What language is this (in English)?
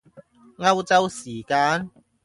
Cantonese